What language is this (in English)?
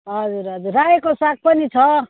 Nepali